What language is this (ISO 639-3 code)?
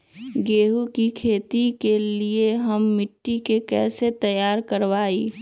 mag